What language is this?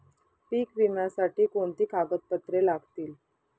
Marathi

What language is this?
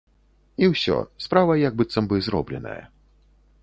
Belarusian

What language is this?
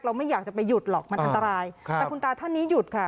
Thai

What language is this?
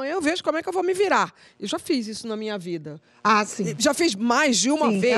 Portuguese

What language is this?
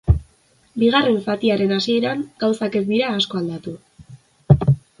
Basque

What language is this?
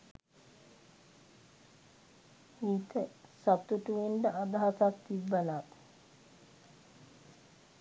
Sinhala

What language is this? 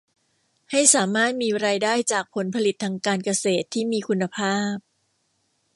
Thai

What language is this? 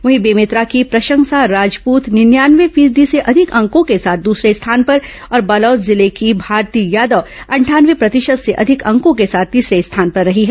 Hindi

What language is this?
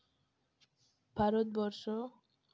Santali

